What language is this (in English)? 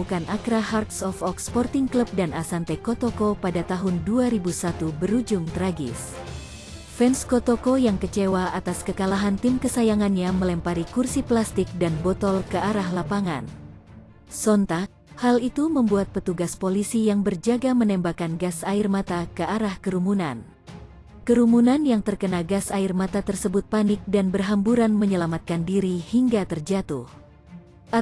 Indonesian